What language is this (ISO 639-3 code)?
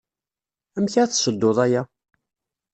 kab